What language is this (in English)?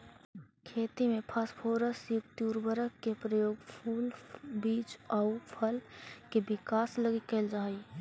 Magahi